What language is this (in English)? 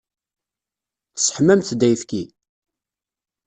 Kabyle